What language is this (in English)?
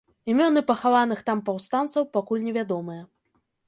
Belarusian